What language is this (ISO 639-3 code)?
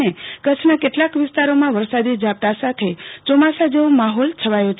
guj